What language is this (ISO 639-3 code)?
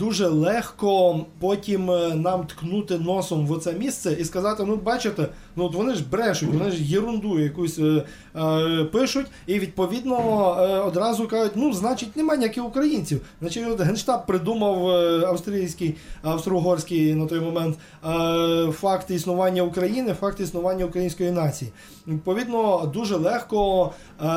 ukr